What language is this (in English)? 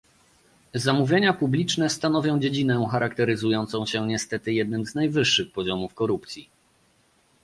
Polish